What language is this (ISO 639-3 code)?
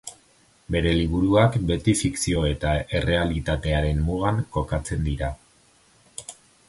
eus